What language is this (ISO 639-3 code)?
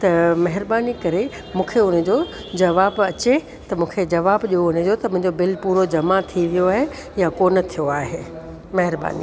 snd